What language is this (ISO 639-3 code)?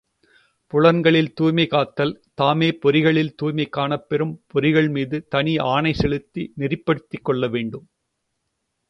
tam